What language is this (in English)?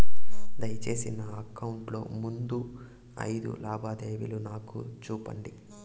Telugu